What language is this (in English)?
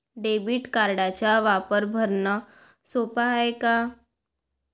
Marathi